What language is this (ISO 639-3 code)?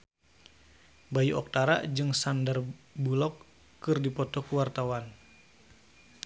sun